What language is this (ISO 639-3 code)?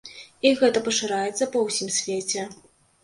bel